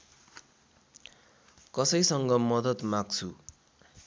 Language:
Nepali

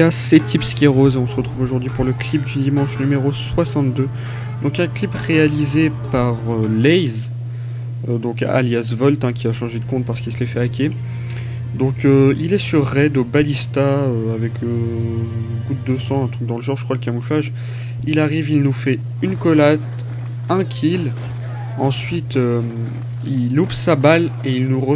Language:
French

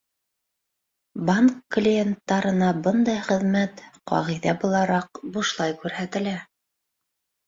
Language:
Bashkir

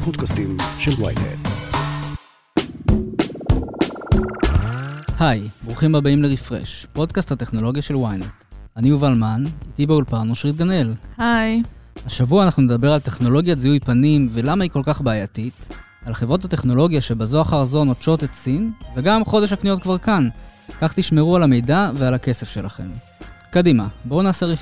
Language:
Hebrew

